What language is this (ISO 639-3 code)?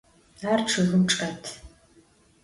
ady